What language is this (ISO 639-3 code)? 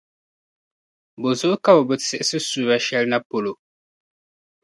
dag